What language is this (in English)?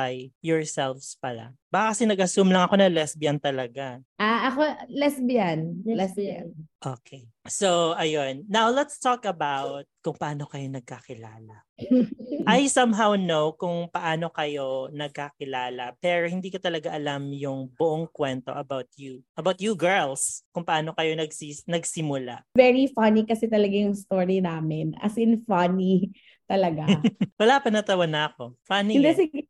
Filipino